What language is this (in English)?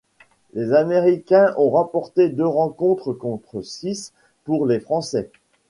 French